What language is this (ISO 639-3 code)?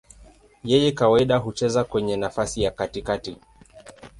swa